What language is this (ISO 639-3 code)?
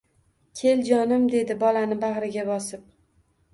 uzb